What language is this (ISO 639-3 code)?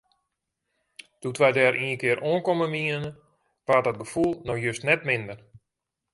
fry